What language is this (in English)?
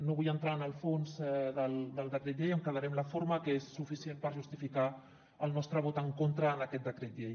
Catalan